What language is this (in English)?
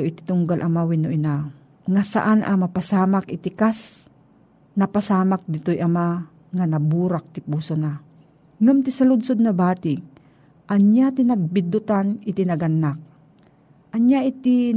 Filipino